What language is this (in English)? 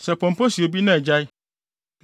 Akan